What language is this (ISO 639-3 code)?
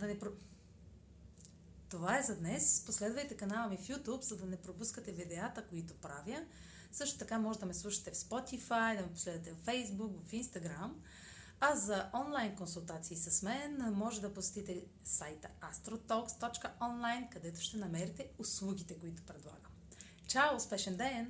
bul